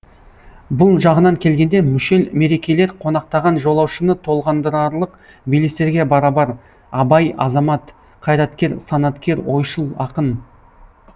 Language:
Kazakh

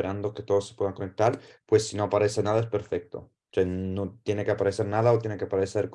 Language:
Spanish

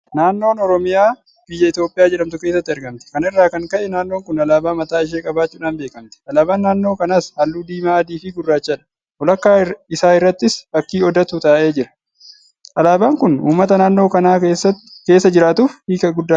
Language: Oromo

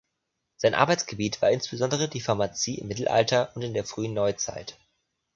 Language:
German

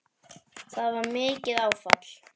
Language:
Icelandic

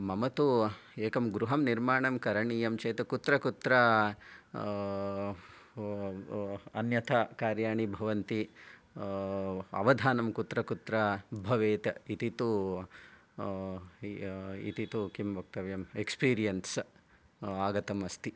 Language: Sanskrit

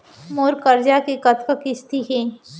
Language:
Chhattisgarhi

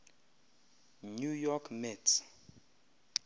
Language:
Xhosa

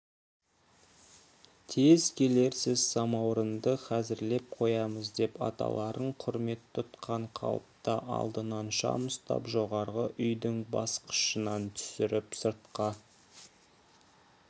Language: Kazakh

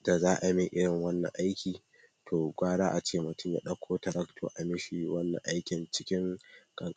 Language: Hausa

